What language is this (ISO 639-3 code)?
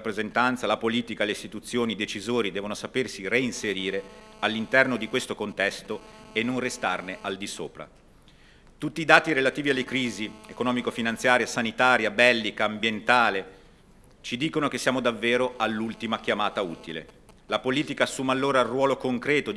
ita